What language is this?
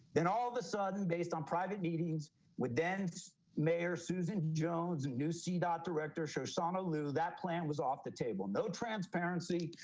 English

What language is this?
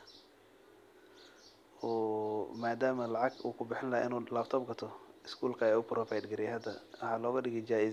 Somali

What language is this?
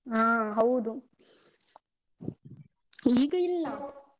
Kannada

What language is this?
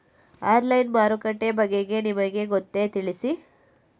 Kannada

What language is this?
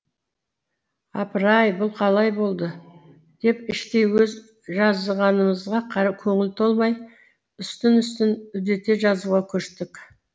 Kazakh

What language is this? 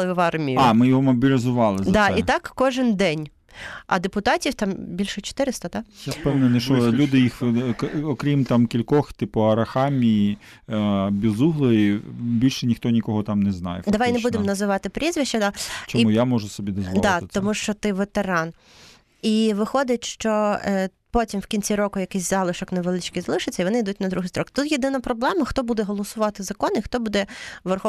Ukrainian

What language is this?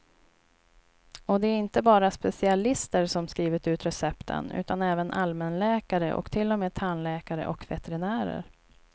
Swedish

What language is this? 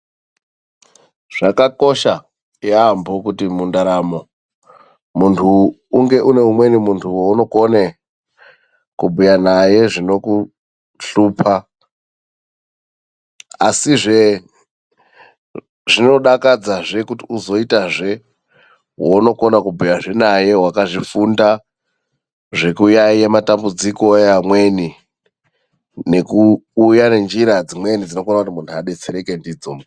Ndau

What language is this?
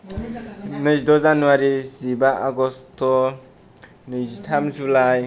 Bodo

